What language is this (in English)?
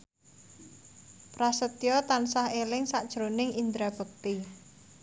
Javanese